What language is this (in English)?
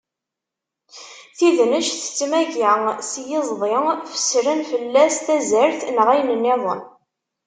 Kabyle